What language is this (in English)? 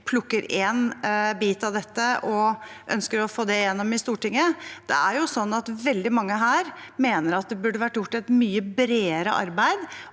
Norwegian